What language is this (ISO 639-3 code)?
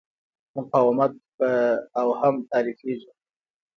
pus